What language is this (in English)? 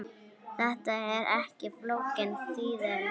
Icelandic